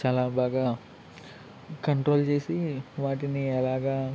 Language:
Telugu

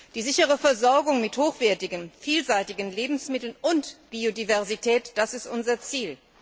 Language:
German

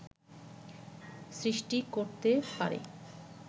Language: Bangla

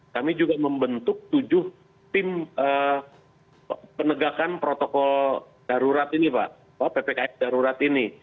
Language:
Indonesian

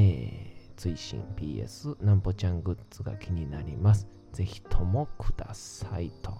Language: Japanese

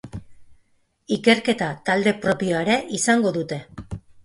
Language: Basque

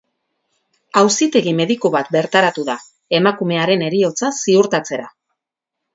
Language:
Basque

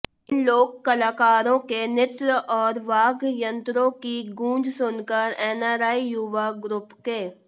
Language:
Hindi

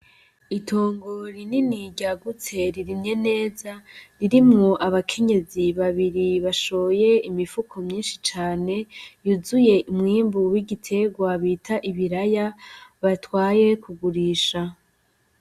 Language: Rundi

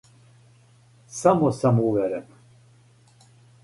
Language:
Serbian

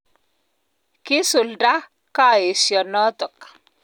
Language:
Kalenjin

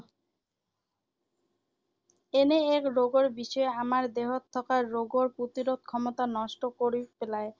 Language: Assamese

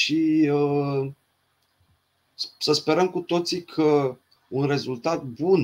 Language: Romanian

